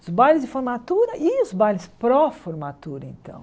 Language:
Portuguese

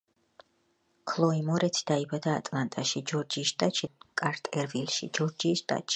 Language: Georgian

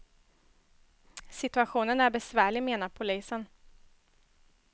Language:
Swedish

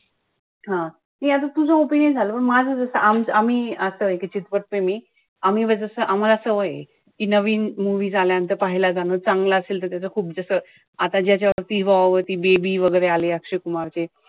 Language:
Marathi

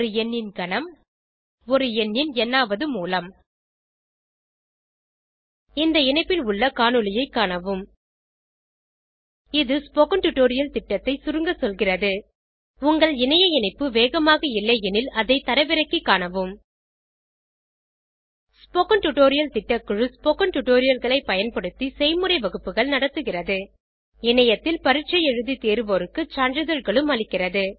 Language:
Tamil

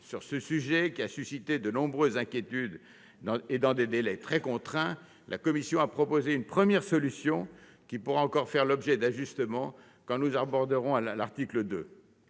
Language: French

